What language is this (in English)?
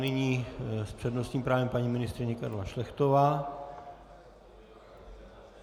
Czech